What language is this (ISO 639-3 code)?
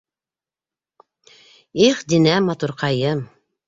bak